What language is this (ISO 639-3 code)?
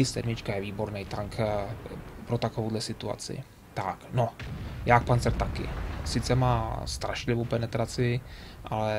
ces